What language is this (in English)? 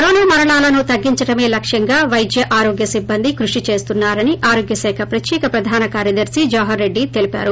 Telugu